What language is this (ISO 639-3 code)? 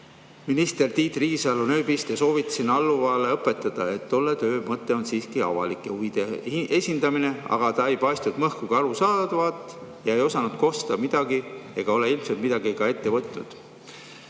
est